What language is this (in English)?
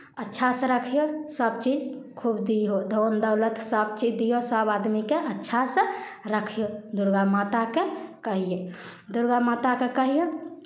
Maithili